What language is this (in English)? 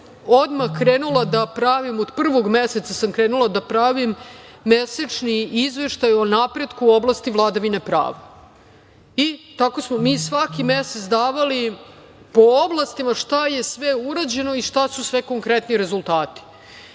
Serbian